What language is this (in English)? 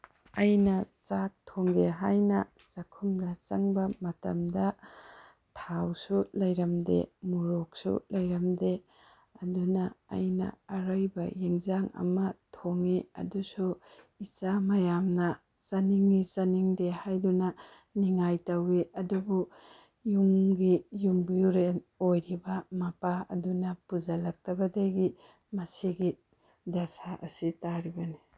Manipuri